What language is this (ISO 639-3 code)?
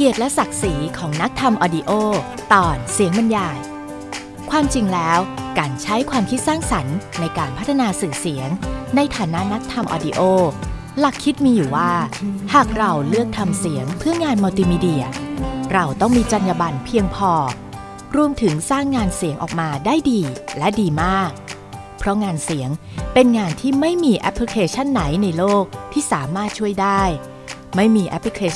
tha